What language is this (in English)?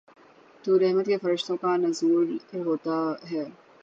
Urdu